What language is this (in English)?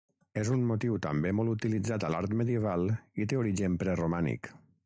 Catalan